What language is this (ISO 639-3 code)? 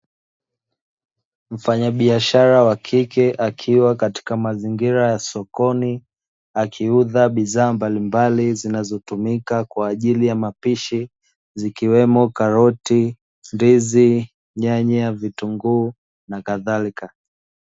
swa